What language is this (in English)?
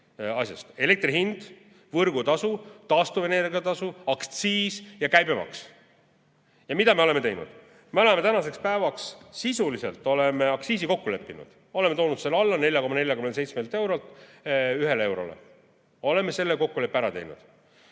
Estonian